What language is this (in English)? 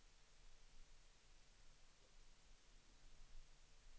Swedish